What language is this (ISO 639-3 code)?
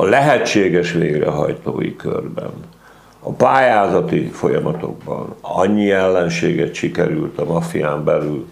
hun